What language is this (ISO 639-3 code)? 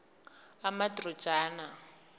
nbl